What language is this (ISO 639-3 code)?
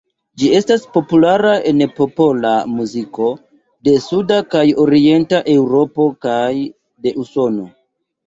epo